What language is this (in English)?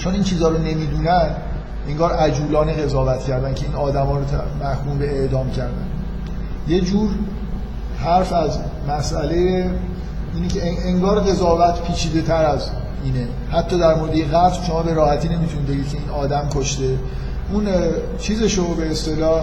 Persian